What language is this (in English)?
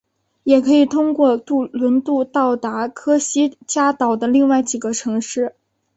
Chinese